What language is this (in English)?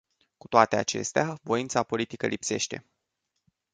Romanian